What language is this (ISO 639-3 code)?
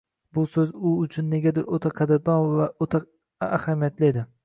uzb